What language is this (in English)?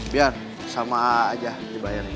Indonesian